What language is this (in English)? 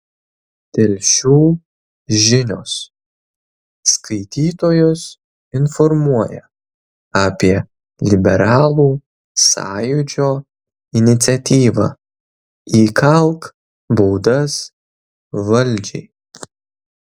Lithuanian